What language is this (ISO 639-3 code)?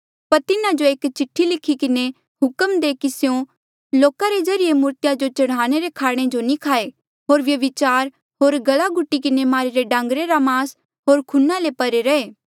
mjl